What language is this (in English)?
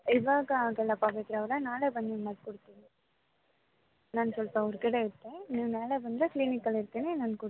Kannada